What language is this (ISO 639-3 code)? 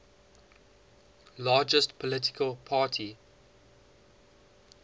eng